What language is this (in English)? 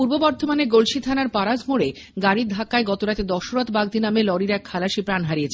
Bangla